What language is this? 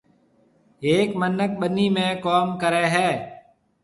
Marwari (Pakistan)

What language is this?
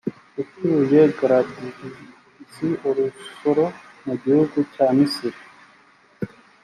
Kinyarwanda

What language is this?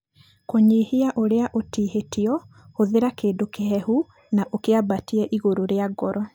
Kikuyu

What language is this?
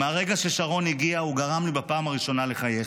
Hebrew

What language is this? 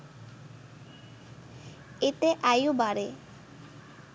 Bangla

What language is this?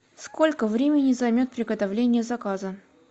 Russian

